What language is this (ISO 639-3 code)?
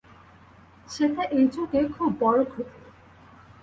ben